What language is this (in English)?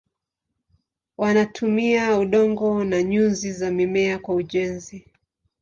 Swahili